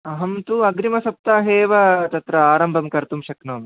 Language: Sanskrit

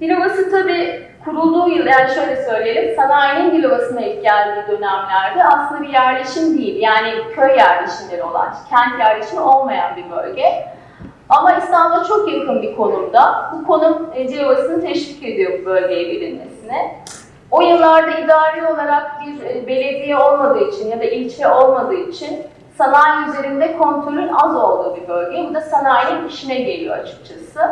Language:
Turkish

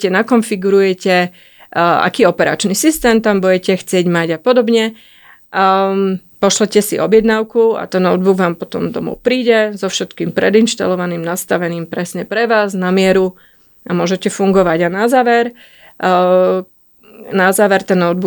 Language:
Slovak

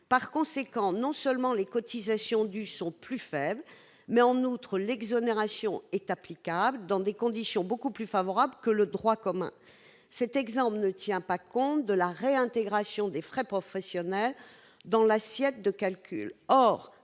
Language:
French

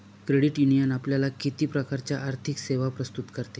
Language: Marathi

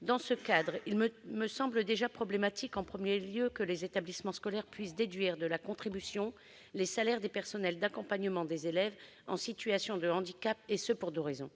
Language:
French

